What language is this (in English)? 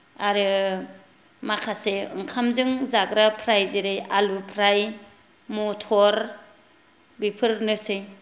Bodo